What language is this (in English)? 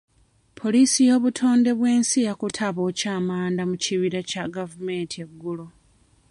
Ganda